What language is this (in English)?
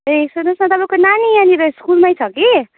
Nepali